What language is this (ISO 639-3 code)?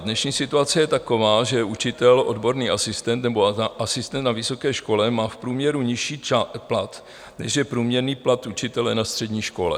ces